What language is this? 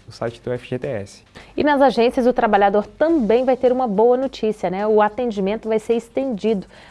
Portuguese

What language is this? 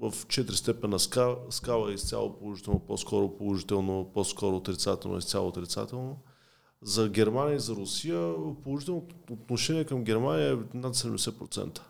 Bulgarian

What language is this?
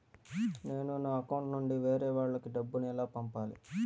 Telugu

